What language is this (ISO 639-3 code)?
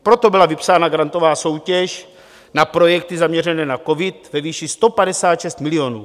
ces